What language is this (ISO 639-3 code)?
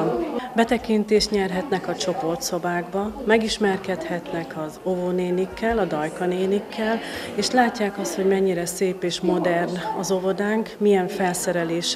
hun